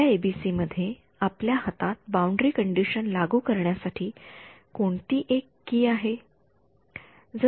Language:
Marathi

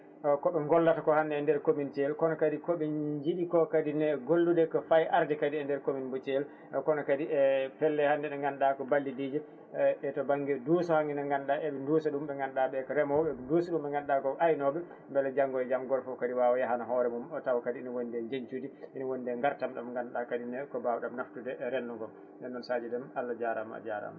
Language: Fula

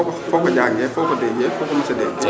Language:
Wolof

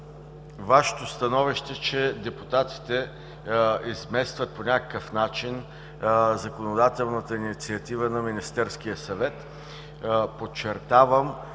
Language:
Bulgarian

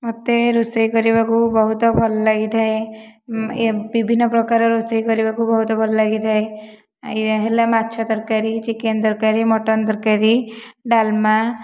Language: Odia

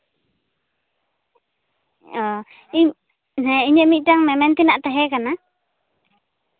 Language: Santali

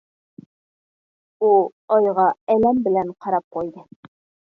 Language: Uyghur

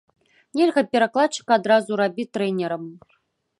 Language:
Belarusian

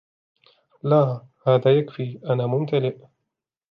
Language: Arabic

